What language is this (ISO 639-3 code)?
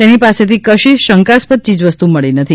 guj